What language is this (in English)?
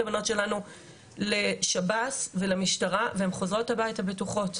Hebrew